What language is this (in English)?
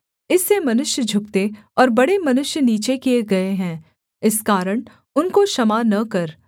Hindi